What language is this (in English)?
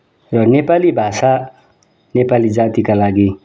Nepali